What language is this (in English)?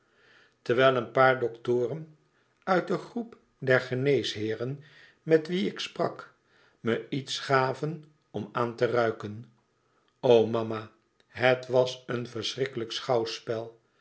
Dutch